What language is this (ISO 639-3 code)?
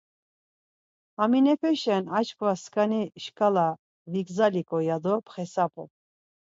lzz